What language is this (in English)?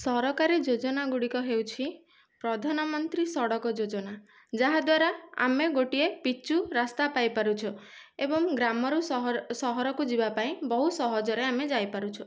Odia